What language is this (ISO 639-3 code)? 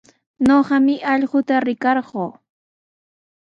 qws